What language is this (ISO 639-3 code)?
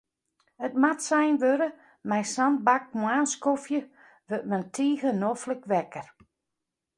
fry